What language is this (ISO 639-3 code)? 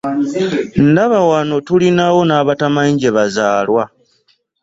lug